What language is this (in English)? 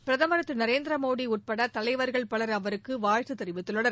Tamil